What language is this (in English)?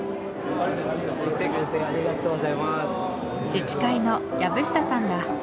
Japanese